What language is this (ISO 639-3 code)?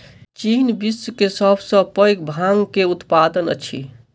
mai